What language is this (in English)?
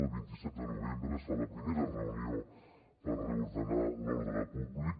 Catalan